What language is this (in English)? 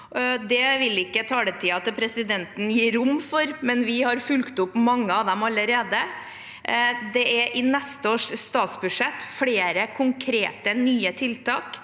Norwegian